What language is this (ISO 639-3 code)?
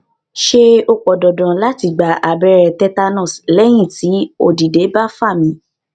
yor